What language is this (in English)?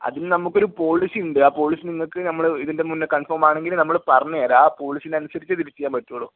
Malayalam